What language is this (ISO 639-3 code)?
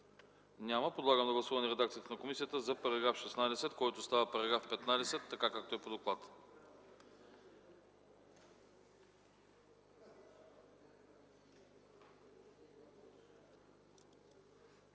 bul